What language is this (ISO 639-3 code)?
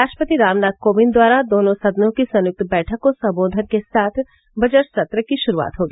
hin